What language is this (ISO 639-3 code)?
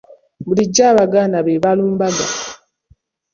lug